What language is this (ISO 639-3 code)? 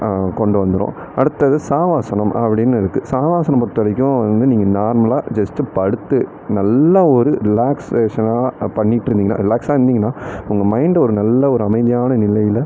tam